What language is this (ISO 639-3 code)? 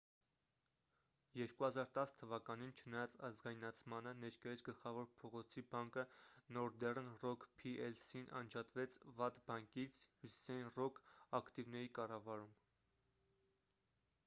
hye